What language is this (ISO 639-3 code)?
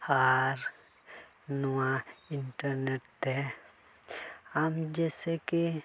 sat